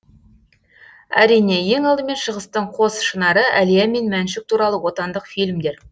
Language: Kazakh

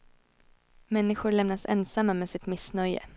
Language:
Swedish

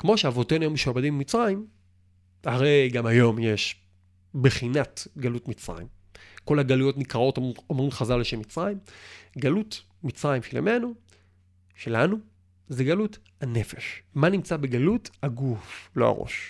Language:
Hebrew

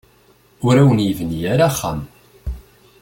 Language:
Kabyle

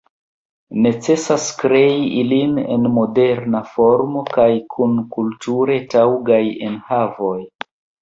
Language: Esperanto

